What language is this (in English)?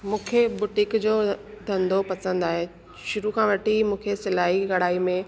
Sindhi